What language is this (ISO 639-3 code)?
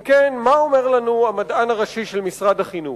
heb